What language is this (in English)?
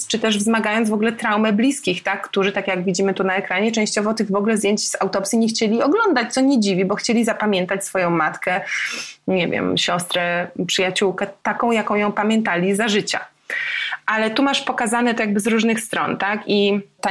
Polish